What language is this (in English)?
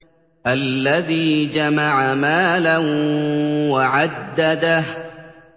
Arabic